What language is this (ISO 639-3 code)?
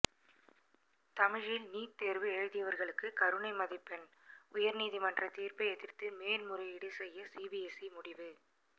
tam